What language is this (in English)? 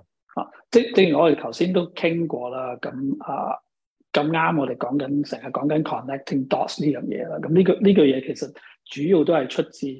Chinese